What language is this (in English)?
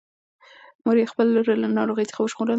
Pashto